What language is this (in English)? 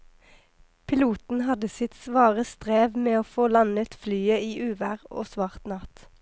Norwegian